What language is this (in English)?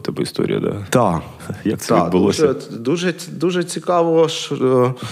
Ukrainian